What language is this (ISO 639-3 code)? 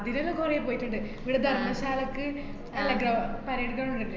mal